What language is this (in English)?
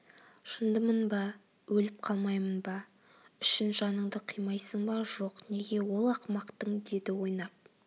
Kazakh